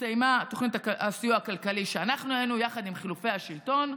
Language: Hebrew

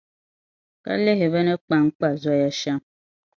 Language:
Dagbani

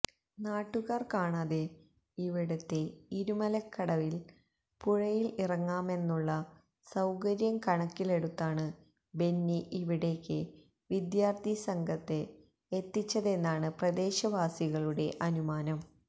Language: Malayalam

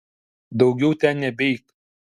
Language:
Lithuanian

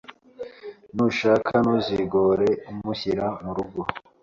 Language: Kinyarwanda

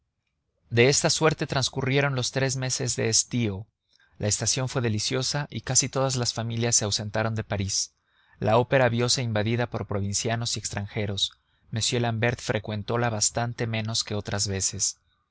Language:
Spanish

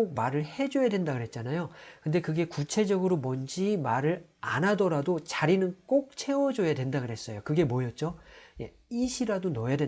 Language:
Korean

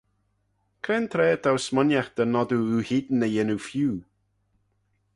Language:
Manx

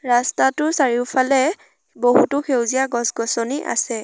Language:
Assamese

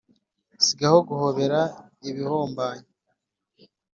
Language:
Kinyarwanda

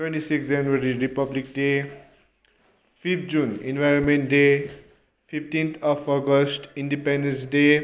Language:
Nepali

